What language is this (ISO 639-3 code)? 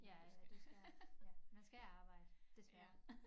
dan